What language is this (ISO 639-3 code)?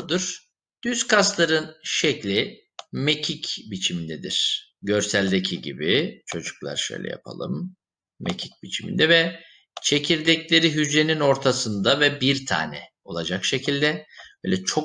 tur